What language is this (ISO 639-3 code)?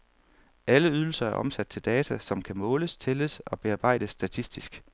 dan